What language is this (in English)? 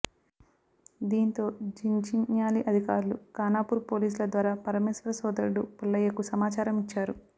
Telugu